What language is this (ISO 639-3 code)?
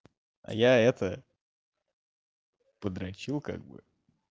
rus